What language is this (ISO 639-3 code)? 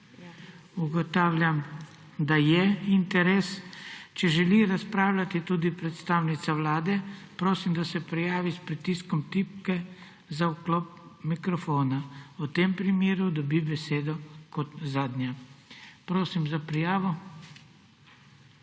slv